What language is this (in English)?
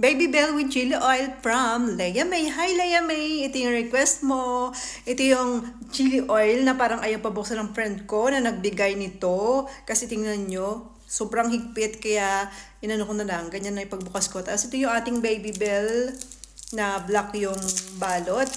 Filipino